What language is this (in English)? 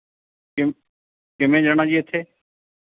Punjabi